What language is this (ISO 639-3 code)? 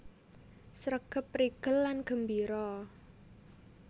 jav